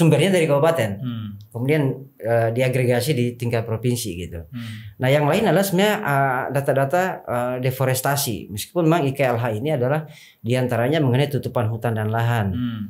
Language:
Indonesian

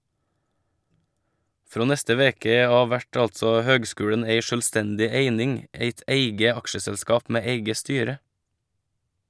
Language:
Norwegian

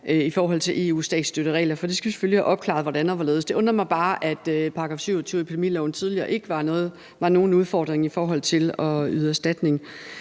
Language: Danish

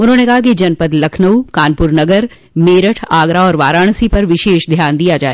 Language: Hindi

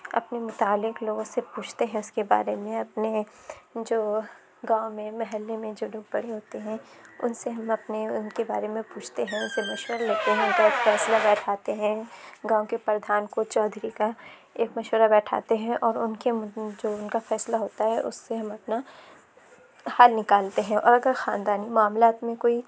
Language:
Urdu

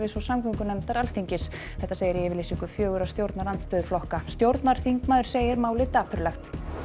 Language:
Icelandic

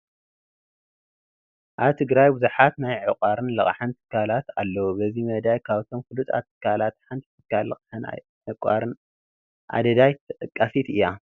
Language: Tigrinya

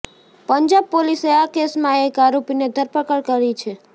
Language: Gujarati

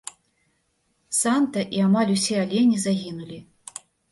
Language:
Belarusian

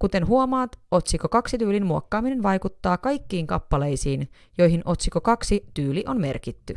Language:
Finnish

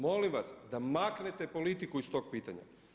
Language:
Croatian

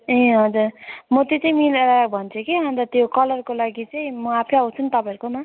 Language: Nepali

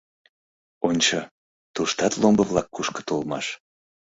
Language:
Mari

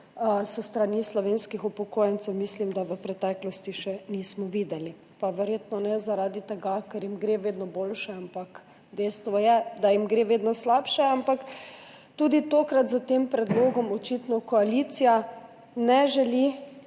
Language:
Slovenian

